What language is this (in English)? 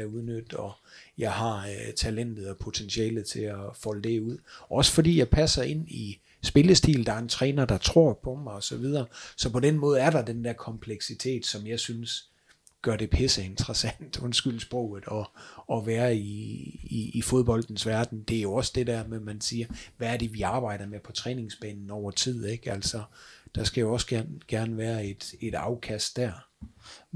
Danish